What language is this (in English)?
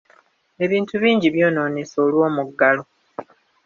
Ganda